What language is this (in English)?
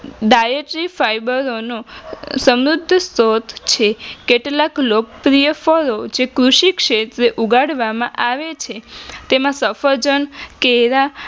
Gujarati